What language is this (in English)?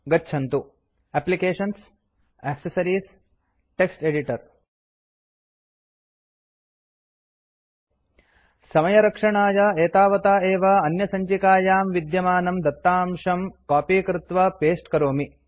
Sanskrit